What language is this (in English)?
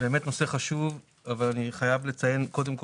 Hebrew